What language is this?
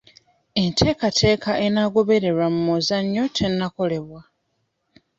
Ganda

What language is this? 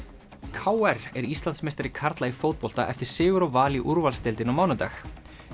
Icelandic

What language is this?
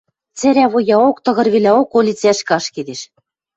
Western Mari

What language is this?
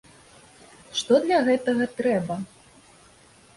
Belarusian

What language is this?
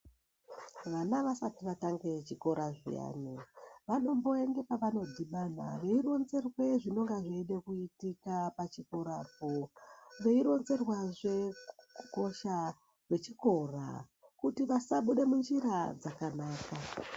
Ndau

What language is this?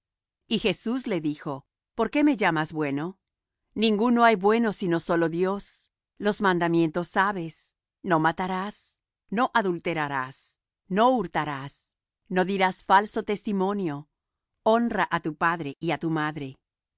Spanish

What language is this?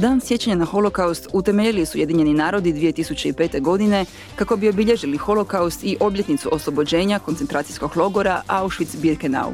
Croatian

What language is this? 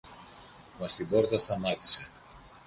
Greek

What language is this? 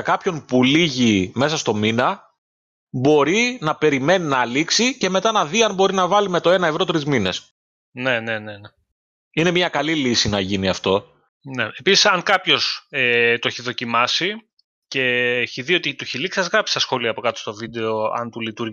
Greek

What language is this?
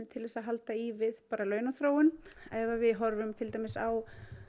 Icelandic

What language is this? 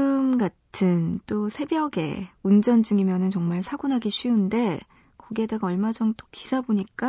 Korean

